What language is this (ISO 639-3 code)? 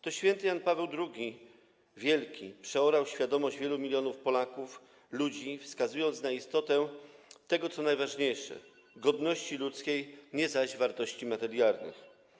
pol